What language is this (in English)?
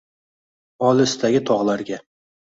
Uzbek